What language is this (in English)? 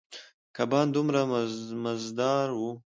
Pashto